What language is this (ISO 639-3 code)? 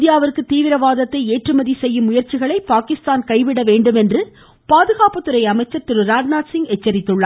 tam